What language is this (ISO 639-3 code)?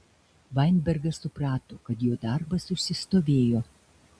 lit